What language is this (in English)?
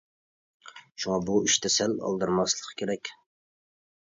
Uyghur